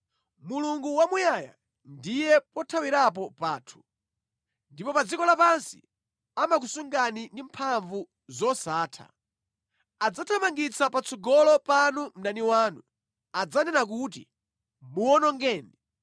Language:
Nyanja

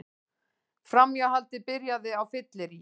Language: Icelandic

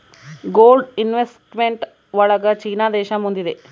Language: Kannada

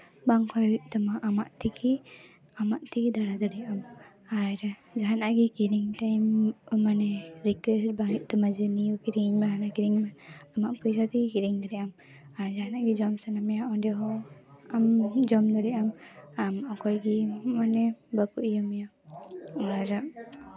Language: Santali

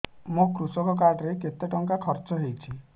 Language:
Odia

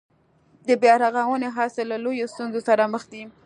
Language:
Pashto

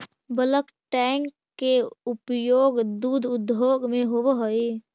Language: Magahi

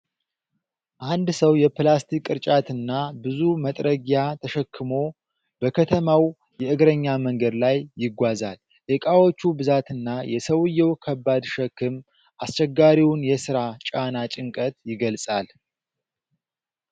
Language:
Amharic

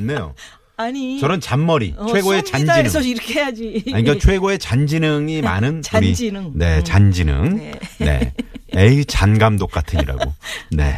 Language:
Korean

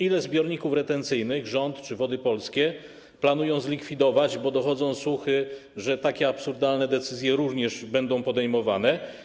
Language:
Polish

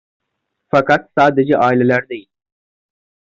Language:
Turkish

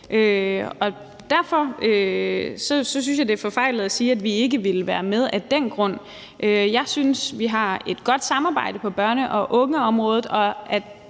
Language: Danish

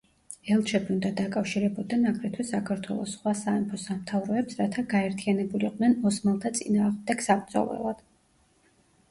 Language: Georgian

